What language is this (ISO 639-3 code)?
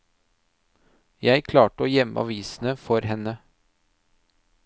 nor